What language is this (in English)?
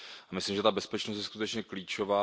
Czech